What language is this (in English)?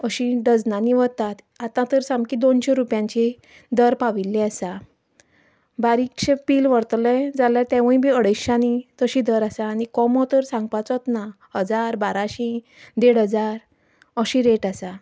Konkani